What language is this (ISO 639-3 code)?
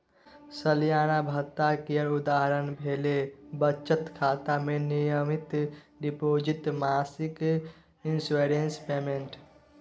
mai